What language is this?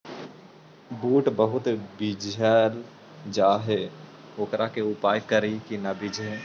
Magahi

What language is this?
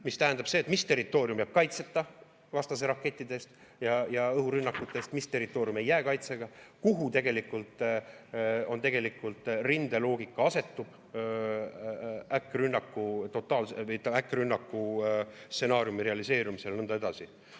Estonian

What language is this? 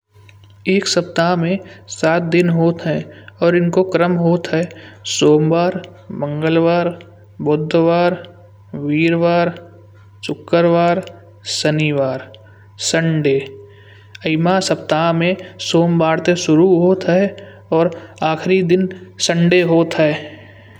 Kanauji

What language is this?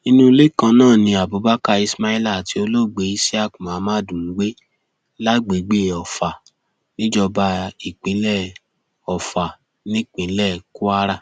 Yoruba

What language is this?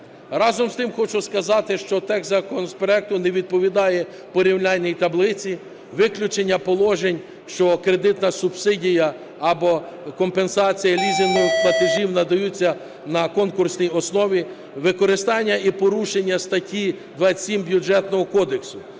Ukrainian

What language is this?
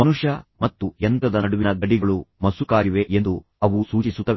Kannada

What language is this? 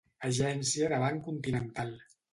Catalan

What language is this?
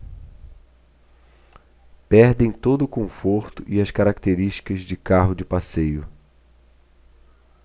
Portuguese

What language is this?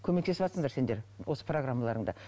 Kazakh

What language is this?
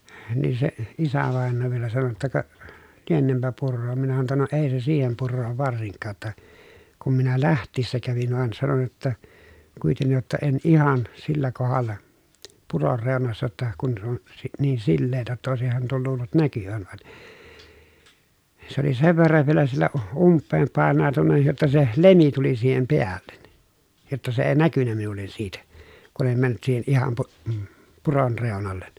Finnish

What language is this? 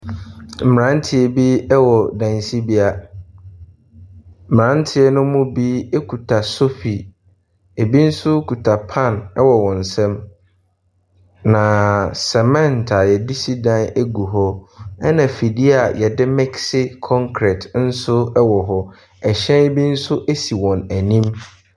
Akan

